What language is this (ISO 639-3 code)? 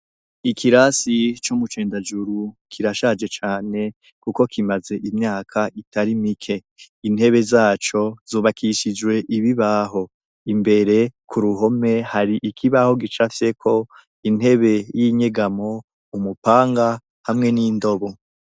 run